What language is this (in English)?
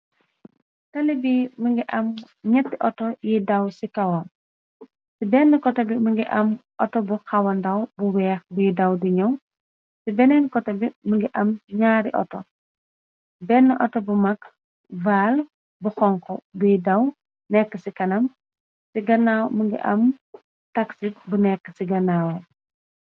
Wolof